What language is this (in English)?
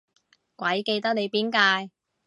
Cantonese